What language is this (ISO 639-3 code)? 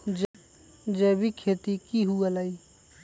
mag